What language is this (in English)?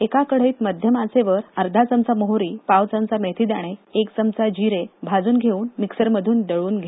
Marathi